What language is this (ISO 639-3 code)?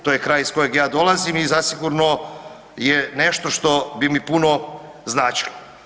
hrv